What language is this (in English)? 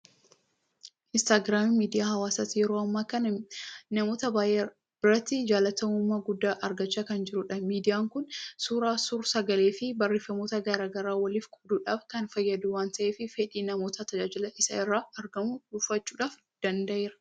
Oromo